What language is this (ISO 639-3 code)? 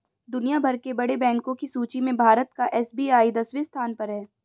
hin